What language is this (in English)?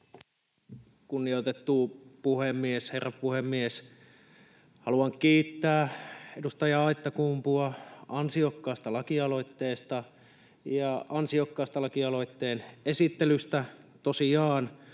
Finnish